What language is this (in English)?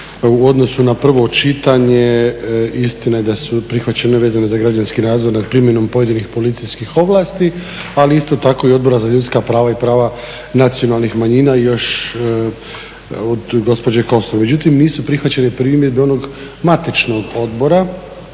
Croatian